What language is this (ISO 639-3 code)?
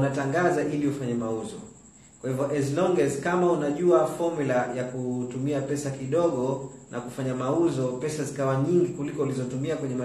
swa